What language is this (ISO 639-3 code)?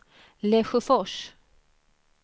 swe